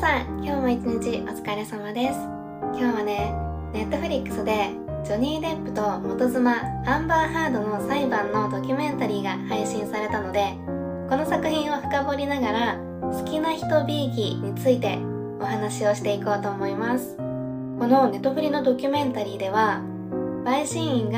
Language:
Japanese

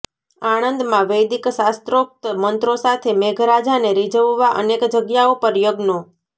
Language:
Gujarati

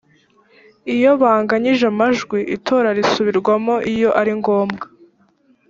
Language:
Kinyarwanda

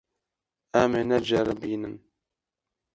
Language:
Kurdish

